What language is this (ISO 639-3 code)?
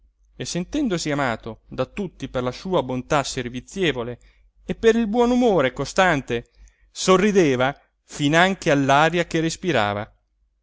ita